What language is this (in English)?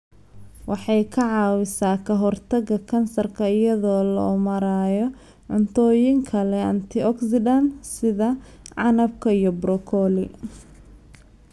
Somali